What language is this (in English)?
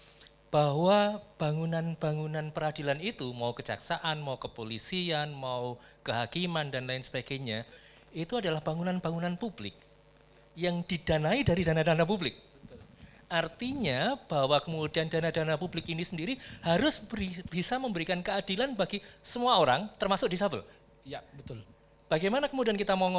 Indonesian